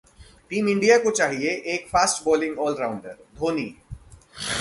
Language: Hindi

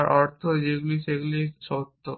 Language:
Bangla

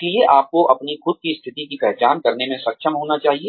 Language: Hindi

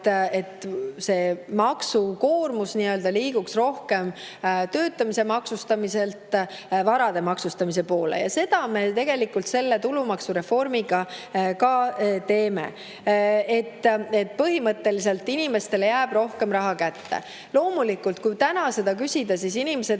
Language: Estonian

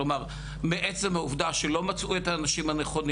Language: Hebrew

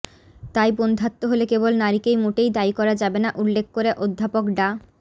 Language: Bangla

